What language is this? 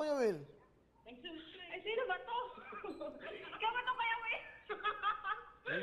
Filipino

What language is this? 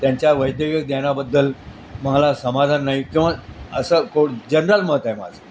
Marathi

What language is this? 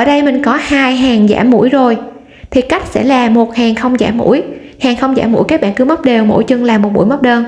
Vietnamese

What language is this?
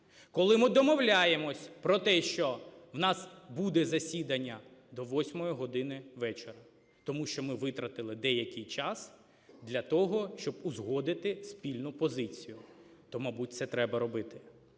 Ukrainian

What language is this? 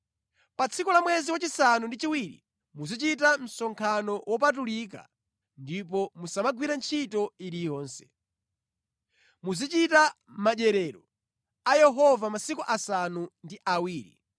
Nyanja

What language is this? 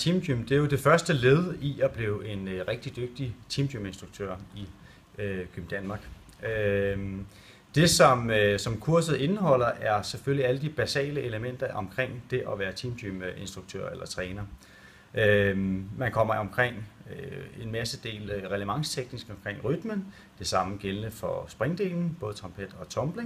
Danish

